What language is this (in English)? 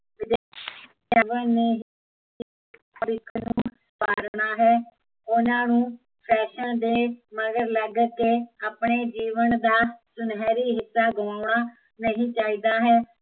Punjabi